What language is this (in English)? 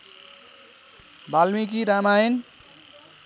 Nepali